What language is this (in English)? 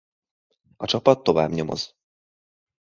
Hungarian